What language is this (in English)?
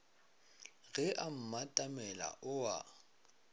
Northern Sotho